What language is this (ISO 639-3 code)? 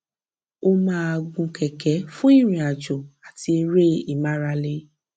yor